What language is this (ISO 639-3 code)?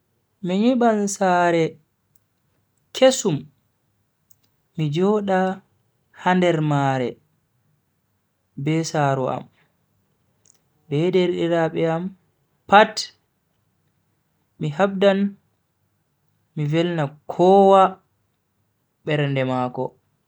fui